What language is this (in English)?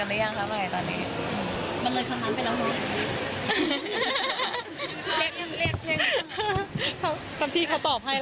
Thai